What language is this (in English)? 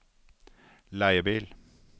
Norwegian